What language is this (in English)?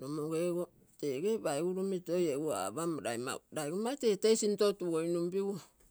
Terei